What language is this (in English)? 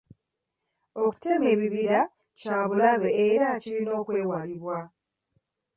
Ganda